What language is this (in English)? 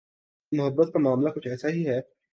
Urdu